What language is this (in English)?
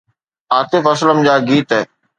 Sindhi